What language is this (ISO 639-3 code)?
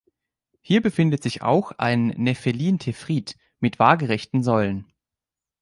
deu